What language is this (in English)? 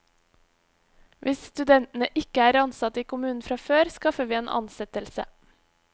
Norwegian